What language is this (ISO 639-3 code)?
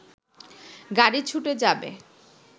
ben